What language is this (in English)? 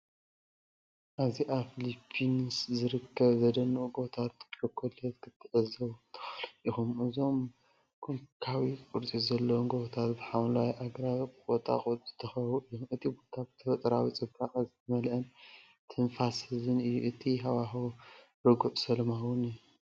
Tigrinya